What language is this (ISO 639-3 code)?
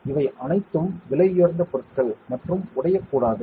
tam